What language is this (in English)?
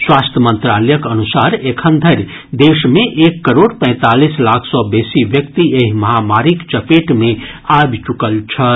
Maithili